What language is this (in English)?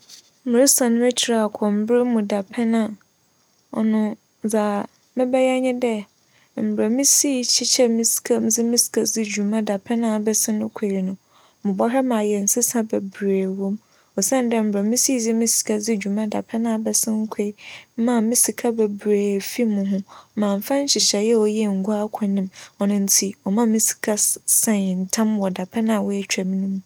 Akan